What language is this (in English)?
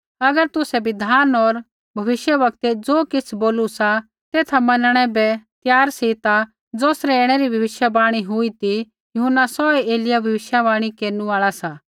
Kullu Pahari